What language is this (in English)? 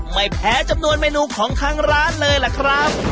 Thai